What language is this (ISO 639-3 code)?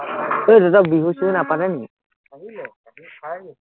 asm